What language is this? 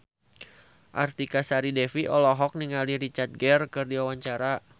Sundanese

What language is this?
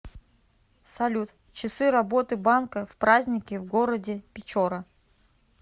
Russian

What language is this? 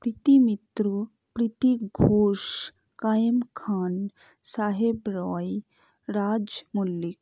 Bangla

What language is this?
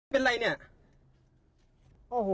Thai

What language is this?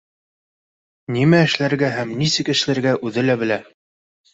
Bashkir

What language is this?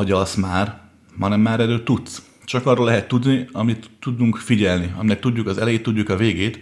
Hungarian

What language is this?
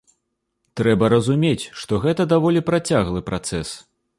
Belarusian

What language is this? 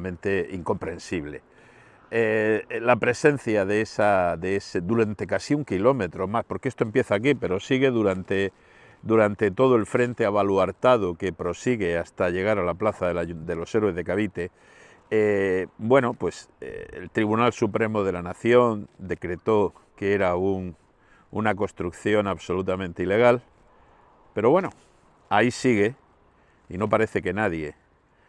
Spanish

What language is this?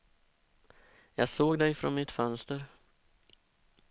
Swedish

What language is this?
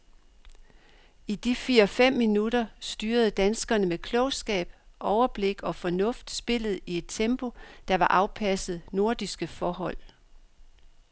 Danish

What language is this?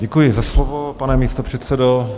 Czech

